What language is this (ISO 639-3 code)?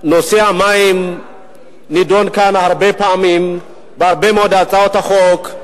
heb